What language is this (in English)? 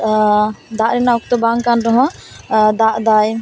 Santali